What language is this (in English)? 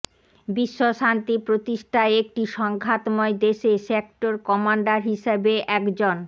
Bangla